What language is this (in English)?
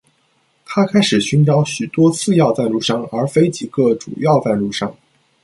Chinese